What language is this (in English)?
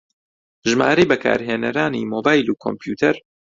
Central Kurdish